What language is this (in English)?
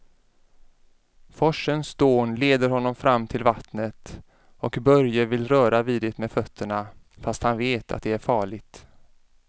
Swedish